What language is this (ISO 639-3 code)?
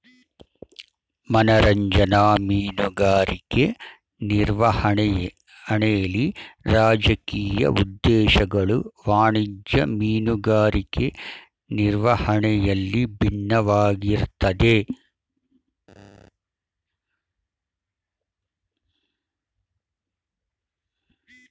kan